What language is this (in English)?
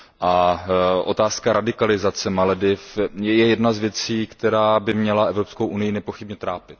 Czech